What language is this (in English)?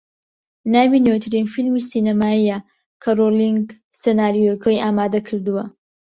Central Kurdish